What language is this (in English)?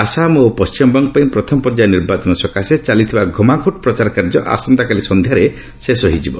Odia